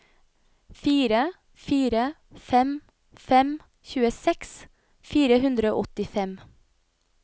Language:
Norwegian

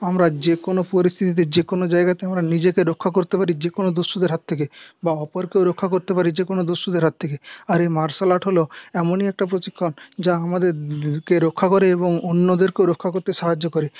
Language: Bangla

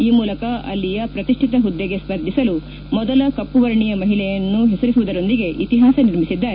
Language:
Kannada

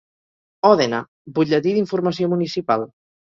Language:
Catalan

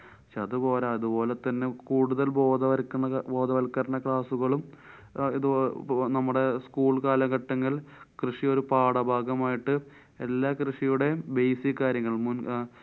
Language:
Malayalam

